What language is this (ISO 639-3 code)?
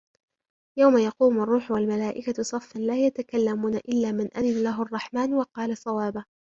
ara